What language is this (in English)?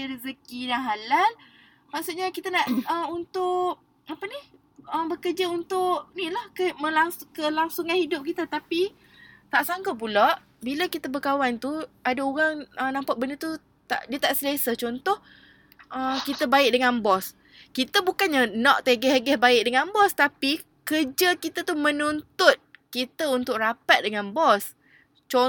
Malay